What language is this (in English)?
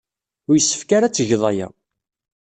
Kabyle